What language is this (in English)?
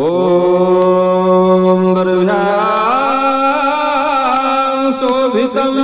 Punjabi